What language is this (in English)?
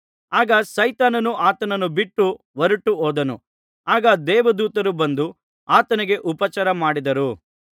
Kannada